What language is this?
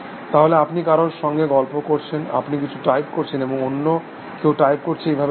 Bangla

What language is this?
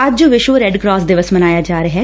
Punjabi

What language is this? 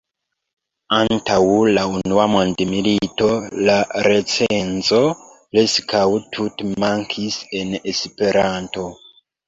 Esperanto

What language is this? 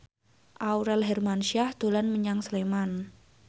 Javanese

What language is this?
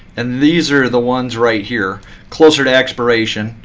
English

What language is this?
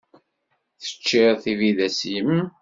Kabyle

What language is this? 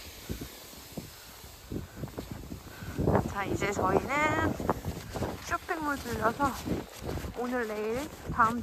Korean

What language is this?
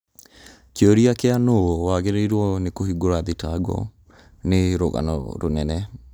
Kikuyu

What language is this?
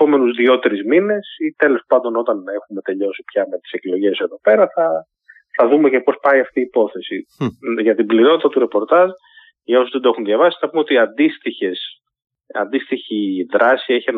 Greek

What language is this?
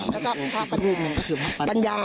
Thai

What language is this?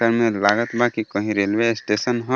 Bhojpuri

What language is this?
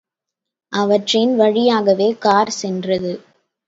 Tamil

